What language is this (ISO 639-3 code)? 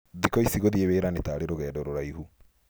kik